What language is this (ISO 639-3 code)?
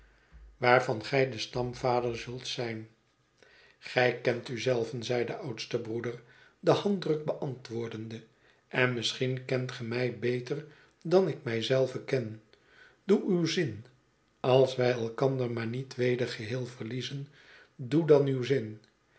nld